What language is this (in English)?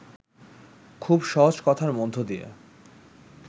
Bangla